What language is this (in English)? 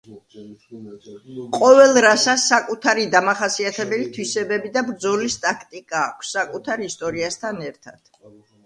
Georgian